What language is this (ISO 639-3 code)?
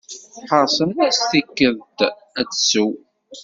kab